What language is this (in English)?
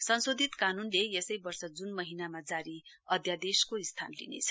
Nepali